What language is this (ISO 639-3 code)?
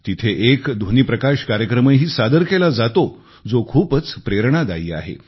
mar